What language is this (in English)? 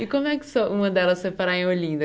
Portuguese